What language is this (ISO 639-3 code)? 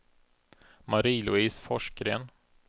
swe